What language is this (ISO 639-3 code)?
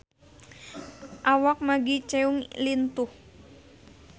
sun